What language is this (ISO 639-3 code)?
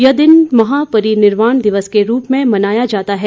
hin